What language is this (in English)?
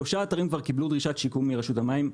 Hebrew